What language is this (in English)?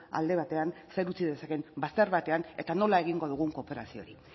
Basque